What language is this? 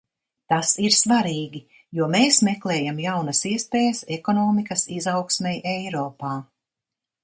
Latvian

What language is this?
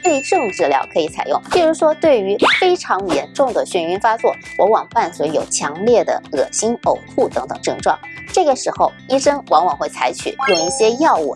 Chinese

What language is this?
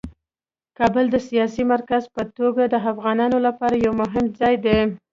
Pashto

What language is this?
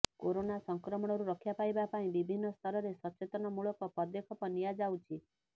Odia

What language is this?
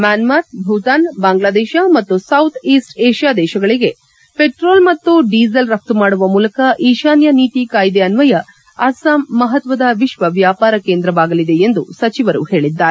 Kannada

